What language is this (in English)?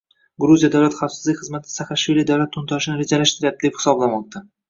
Uzbek